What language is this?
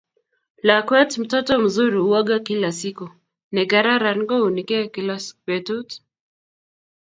Kalenjin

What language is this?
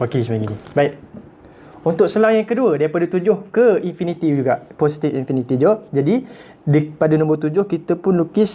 Malay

